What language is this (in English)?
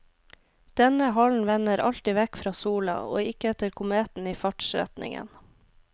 Norwegian